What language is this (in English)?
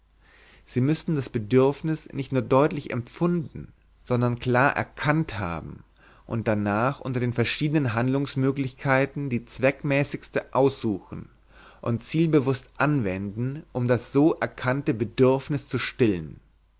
German